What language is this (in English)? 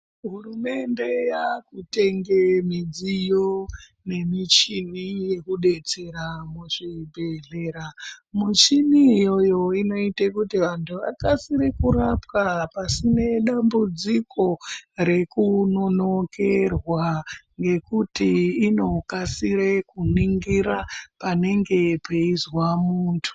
Ndau